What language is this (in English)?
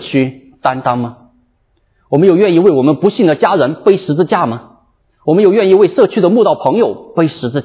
Chinese